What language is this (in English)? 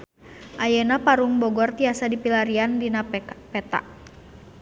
Sundanese